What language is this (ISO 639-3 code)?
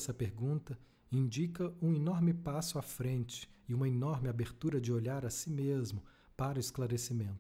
por